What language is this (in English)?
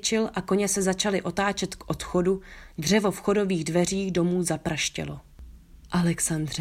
Czech